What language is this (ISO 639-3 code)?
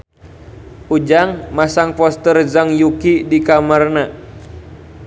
sun